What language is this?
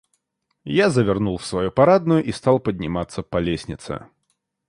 Russian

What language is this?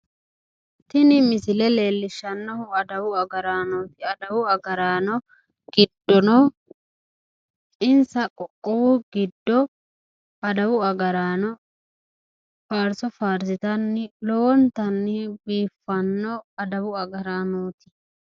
Sidamo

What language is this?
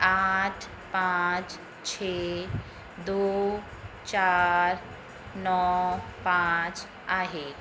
Sindhi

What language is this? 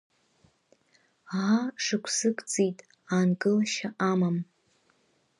Abkhazian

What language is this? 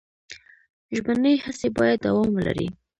Pashto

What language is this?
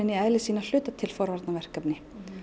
Icelandic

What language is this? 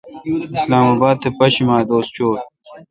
Kalkoti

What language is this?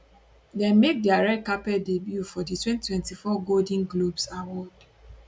Nigerian Pidgin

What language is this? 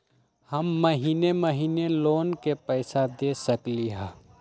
Magahi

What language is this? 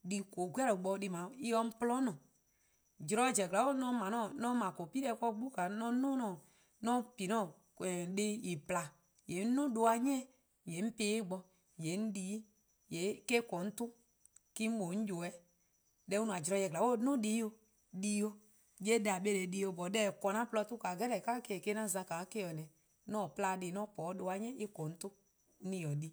Eastern Krahn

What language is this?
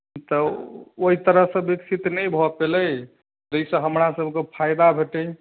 Maithili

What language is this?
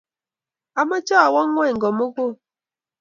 Kalenjin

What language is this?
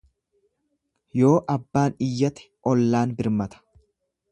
Oromo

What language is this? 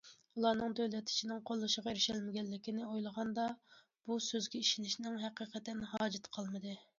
Uyghur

